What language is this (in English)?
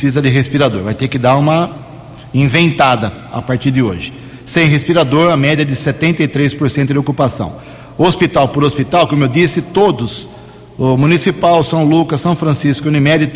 Portuguese